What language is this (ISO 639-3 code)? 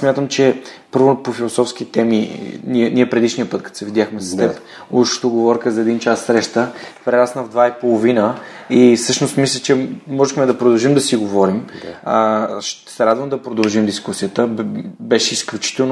bul